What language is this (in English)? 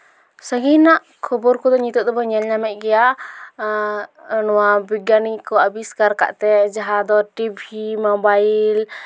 Santali